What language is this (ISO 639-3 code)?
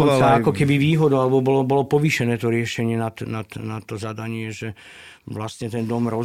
slk